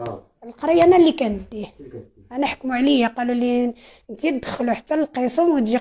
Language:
Arabic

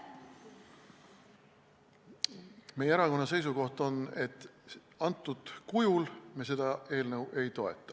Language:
Estonian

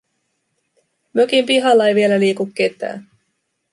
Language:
Finnish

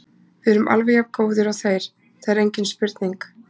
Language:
Icelandic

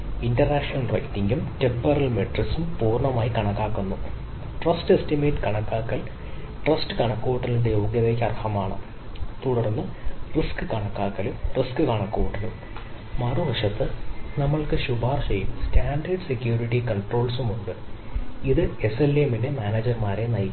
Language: Malayalam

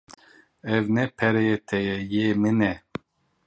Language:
Kurdish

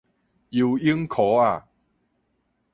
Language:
Min Nan Chinese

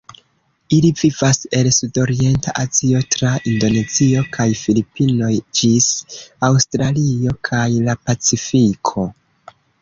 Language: Esperanto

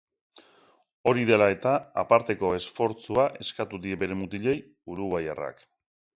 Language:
Basque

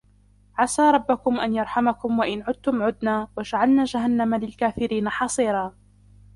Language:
Arabic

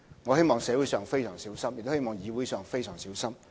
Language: Cantonese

